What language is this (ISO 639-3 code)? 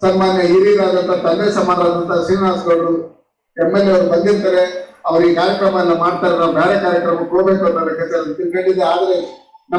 ind